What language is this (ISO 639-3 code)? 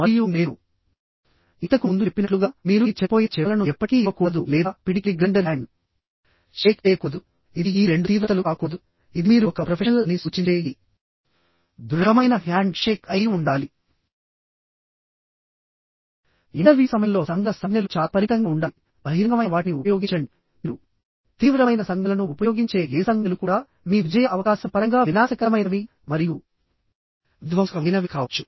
tel